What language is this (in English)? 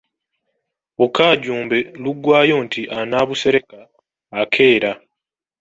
Ganda